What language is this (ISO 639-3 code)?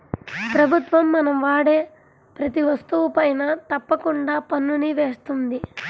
tel